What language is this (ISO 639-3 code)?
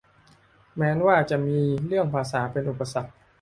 tha